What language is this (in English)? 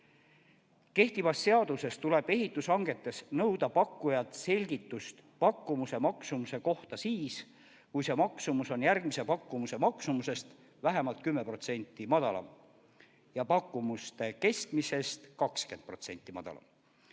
Estonian